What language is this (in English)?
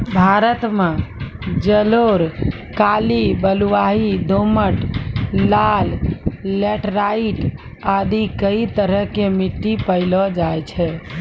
Maithili